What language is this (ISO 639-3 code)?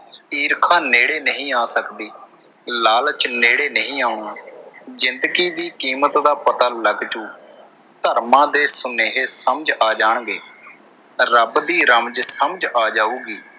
pan